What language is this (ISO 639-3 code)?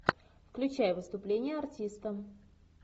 rus